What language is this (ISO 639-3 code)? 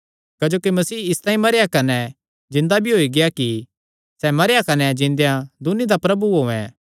xnr